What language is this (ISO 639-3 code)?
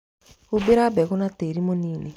kik